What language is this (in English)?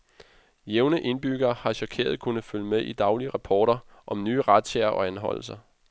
Danish